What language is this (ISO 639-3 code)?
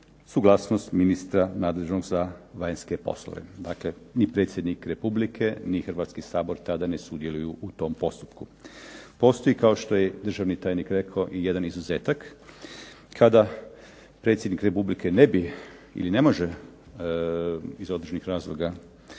hrv